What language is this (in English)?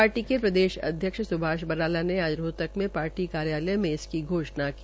Hindi